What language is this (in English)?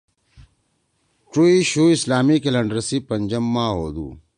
Torwali